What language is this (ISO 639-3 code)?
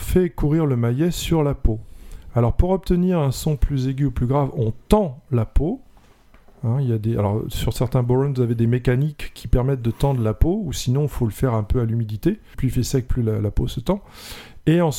fra